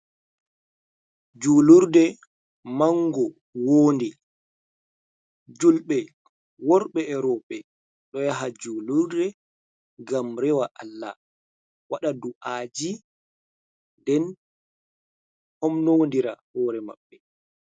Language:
Fula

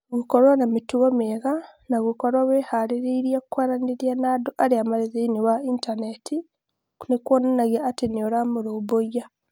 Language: Kikuyu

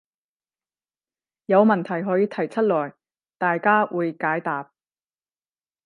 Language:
Cantonese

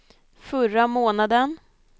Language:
Swedish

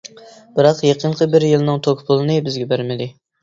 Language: Uyghur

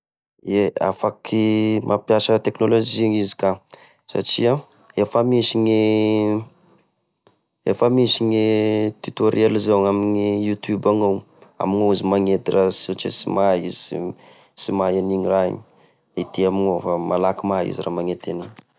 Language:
Tesaka Malagasy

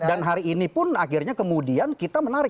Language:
Indonesian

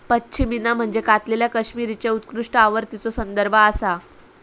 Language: Marathi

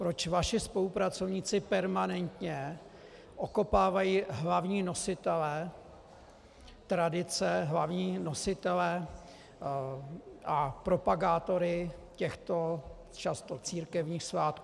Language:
Czech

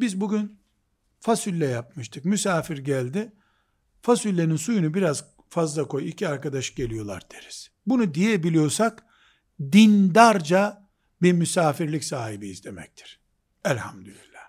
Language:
Turkish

